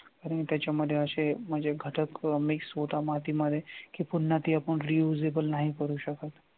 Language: Marathi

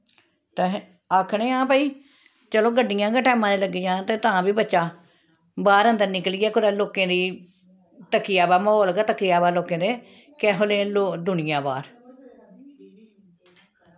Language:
Dogri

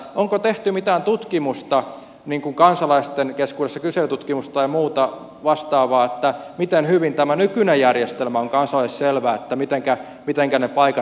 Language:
Finnish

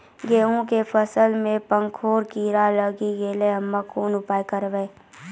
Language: Maithili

